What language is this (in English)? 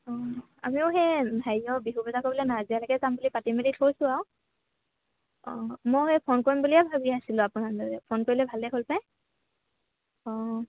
Assamese